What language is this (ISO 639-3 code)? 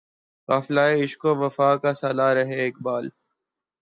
urd